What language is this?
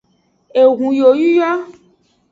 Aja (Benin)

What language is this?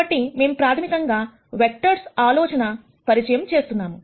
Telugu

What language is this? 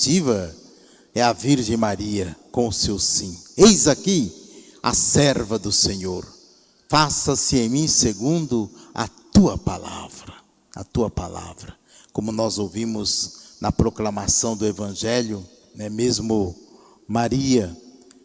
Portuguese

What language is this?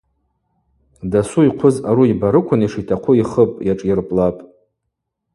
Abaza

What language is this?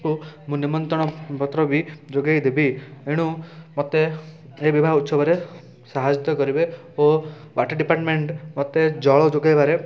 Odia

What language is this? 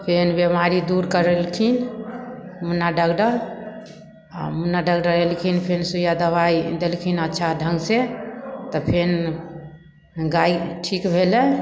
Maithili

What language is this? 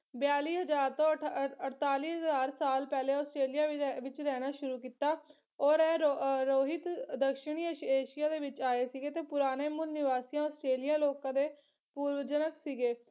Punjabi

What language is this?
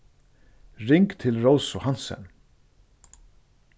Faroese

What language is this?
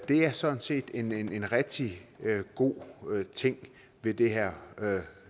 Danish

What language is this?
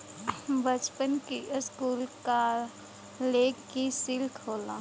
Bhojpuri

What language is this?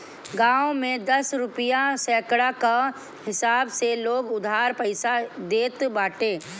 Bhojpuri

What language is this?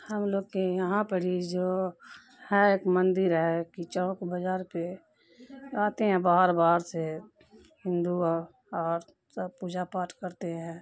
Urdu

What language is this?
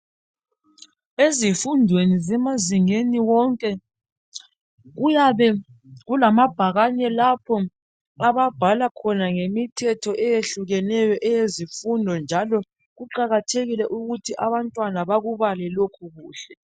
North Ndebele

